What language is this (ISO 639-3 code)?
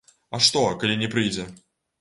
bel